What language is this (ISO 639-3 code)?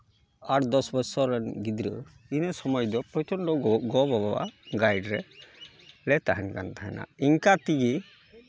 sat